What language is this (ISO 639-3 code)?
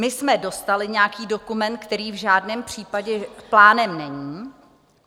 ces